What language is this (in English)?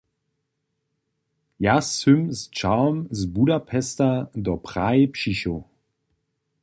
Upper Sorbian